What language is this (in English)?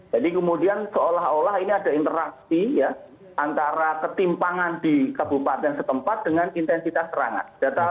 Indonesian